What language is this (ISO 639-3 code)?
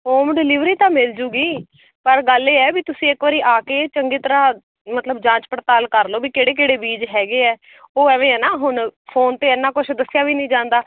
pan